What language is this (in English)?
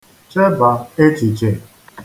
Igbo